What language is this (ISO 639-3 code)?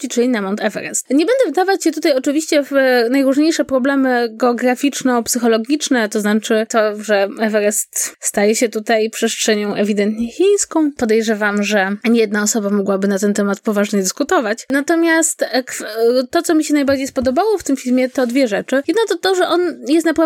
pol